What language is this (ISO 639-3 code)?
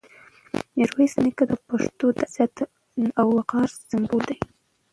pus